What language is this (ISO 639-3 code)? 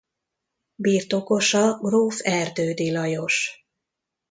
hun